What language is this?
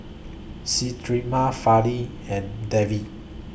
English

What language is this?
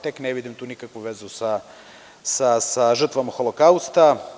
Serbian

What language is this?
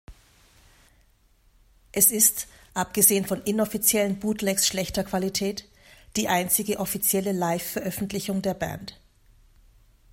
German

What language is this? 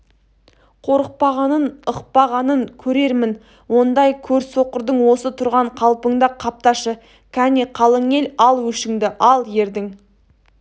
Kazakh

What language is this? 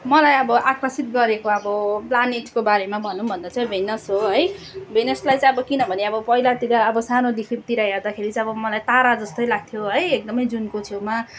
Nepali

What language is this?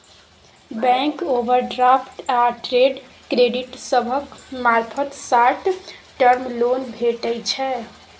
Maithili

